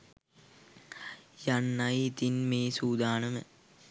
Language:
Sinhala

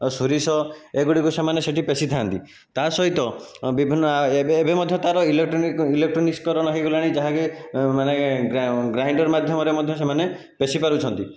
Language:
Odia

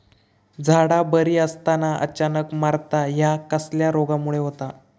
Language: Marathi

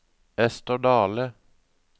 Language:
Norwegian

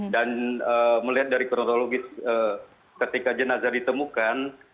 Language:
Indonesian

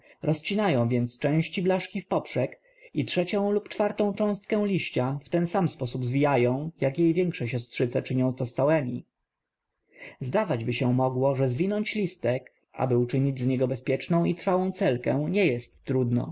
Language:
Polish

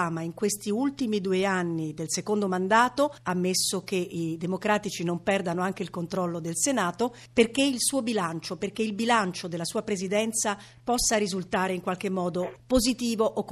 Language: Italian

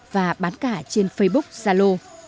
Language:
Vietnamese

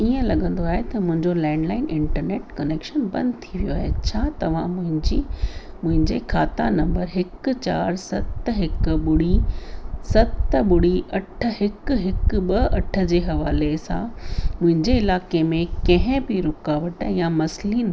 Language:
Sindhi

